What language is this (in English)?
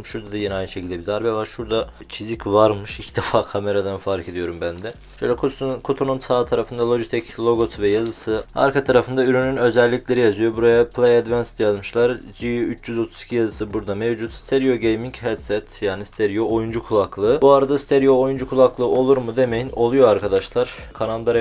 Turkish